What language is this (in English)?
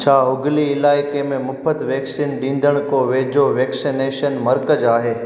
Sindhi